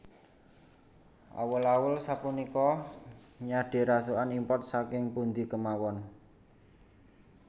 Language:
Javanese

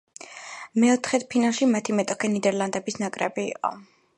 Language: Georgian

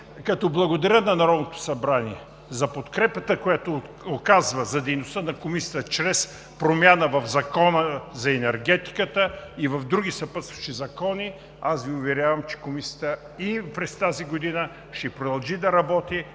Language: Bulgarian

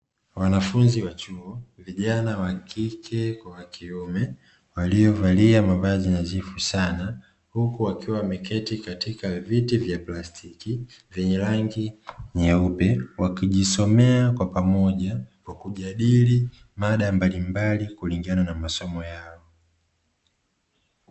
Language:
Swahili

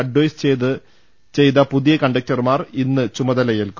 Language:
Malayalam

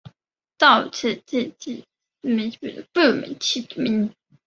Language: Chinese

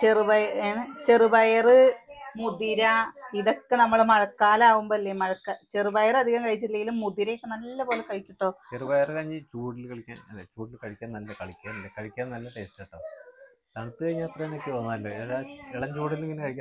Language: Malayalam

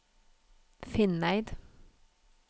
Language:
Norwegian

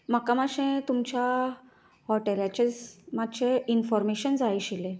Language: Konkani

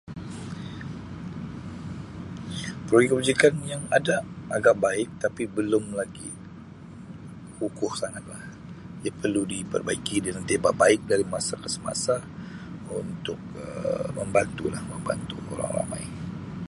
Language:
Sabah Malay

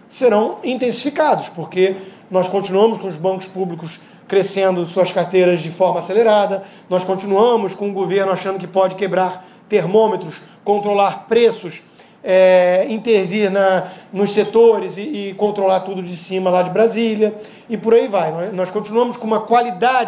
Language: Portuguese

